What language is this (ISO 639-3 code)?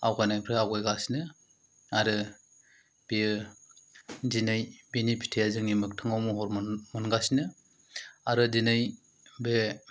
brx